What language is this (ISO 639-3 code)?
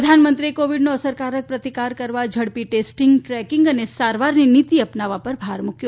guj